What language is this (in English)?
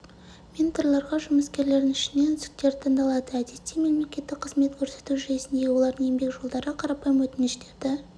Kazakh